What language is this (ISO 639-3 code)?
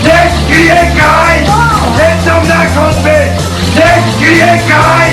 slk